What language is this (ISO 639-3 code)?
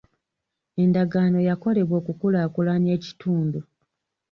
lug